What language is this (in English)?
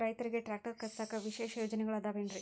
Kannada